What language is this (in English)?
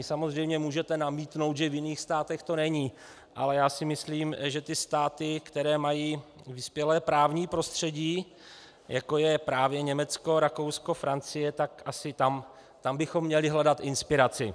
Czech